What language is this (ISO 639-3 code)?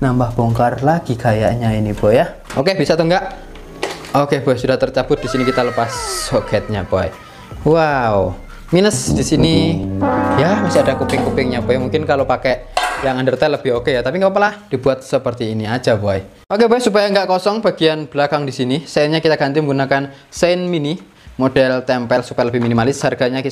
ind